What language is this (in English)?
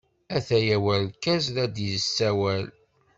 Kabyle